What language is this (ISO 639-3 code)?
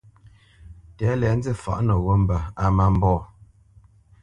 bce